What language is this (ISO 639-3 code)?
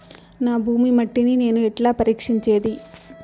tel